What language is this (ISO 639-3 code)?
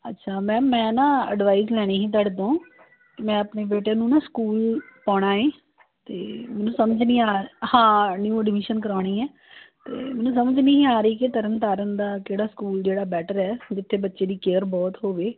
pan